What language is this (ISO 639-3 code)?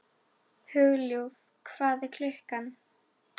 isl